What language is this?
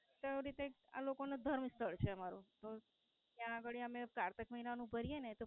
Gujarati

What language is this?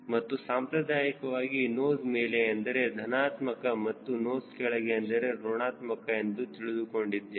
Kannada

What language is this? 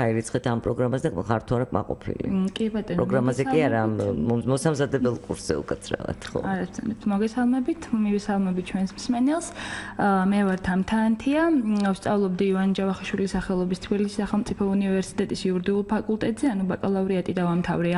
Romanian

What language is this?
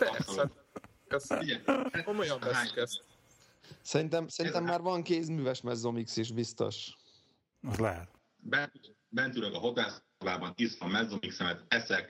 Hungarian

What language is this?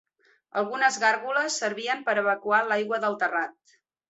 Catalan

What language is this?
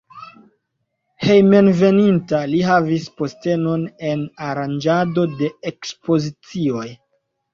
Esperanto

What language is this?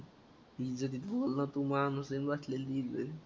Marathi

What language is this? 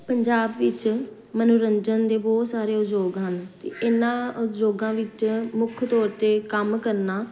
Punjabi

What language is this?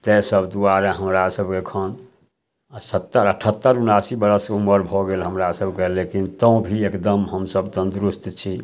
Maithili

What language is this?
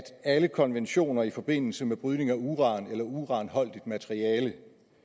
Danish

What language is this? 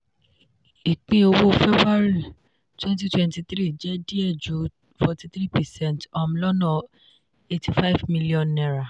Yoruba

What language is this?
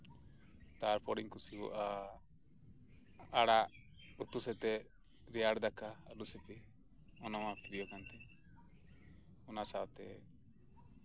Santali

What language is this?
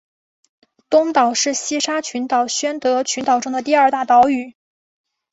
Chinese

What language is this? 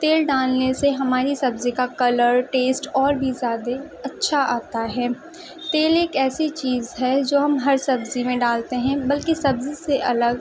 Urdu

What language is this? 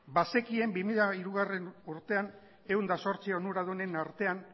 Basque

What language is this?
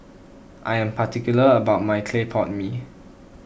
English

